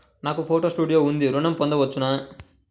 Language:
Telugu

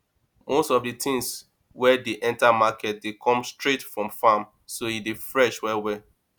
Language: Nigerian Pidgin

